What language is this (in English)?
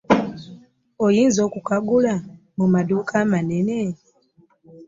Ganda